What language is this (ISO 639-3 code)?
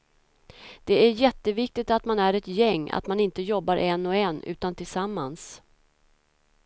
swe